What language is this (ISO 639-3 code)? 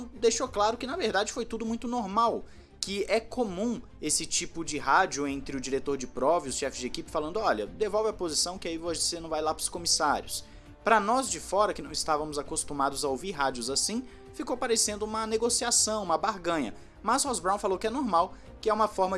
por